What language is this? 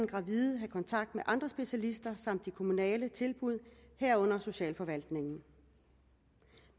Danish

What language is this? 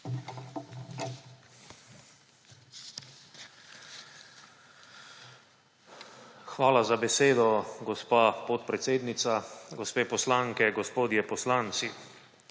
Slovenian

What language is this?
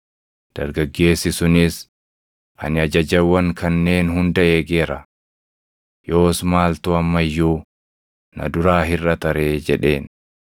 Oromo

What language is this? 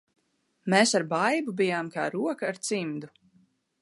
Latvian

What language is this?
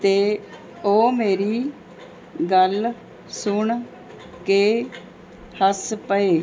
Punjabi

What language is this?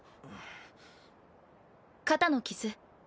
Japanese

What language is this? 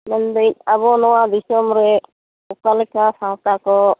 Santali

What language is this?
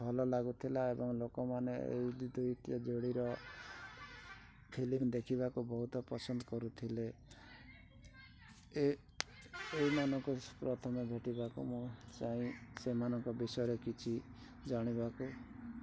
Odia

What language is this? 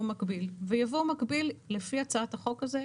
Hebrew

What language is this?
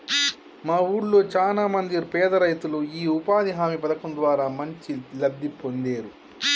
Telugu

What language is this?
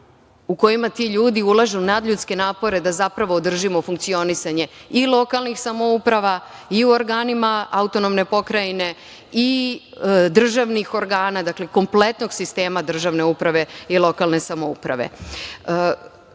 Serbian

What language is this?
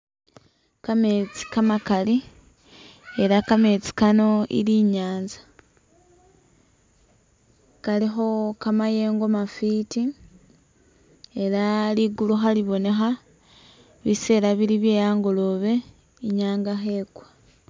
Masaaba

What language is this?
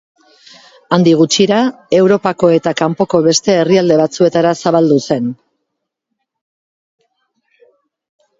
Basque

